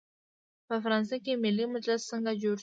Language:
Pashto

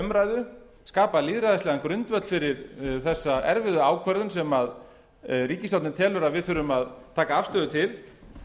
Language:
Icelandic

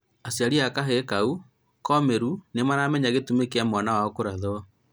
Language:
Kikuyu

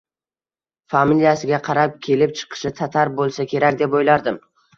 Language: Uzbek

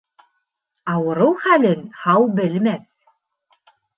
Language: Bashkir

